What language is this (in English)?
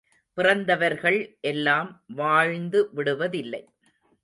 Tamil